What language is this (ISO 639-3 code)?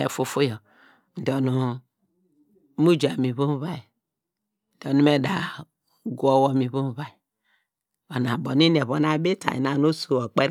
deg